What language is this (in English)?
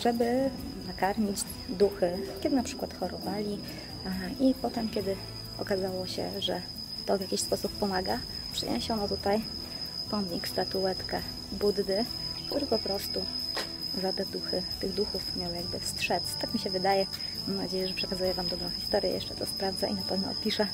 Polish